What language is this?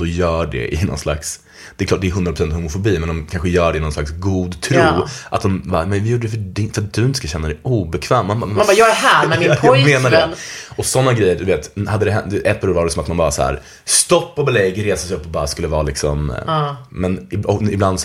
Swedish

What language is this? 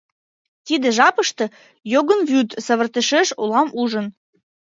Mari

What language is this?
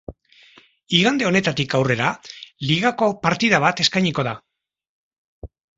Basque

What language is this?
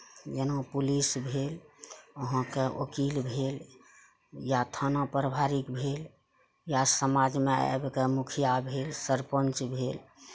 Maithili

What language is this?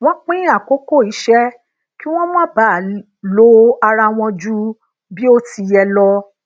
Yoruba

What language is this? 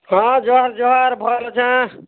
Odia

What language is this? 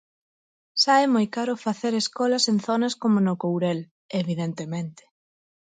Galician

